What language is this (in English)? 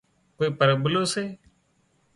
Wadiyara Koli